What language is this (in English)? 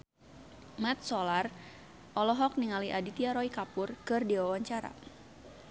Sundanese